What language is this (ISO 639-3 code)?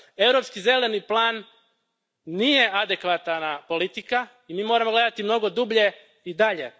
hrv